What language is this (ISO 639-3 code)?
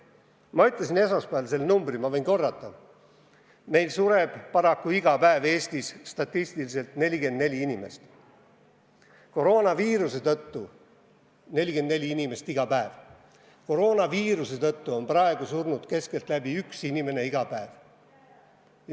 est